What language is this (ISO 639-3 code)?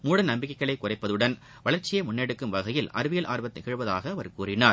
tam